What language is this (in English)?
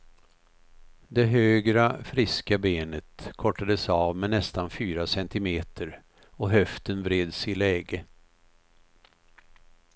Swedish